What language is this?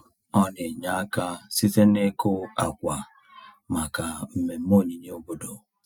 Igbo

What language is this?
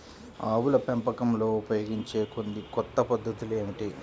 Telugu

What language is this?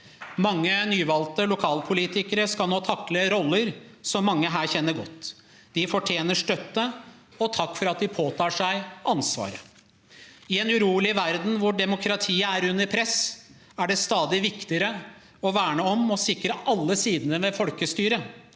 Norwegian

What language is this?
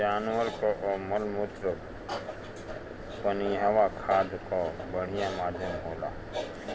Bhojpuri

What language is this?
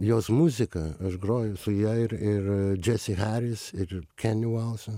Lithuanian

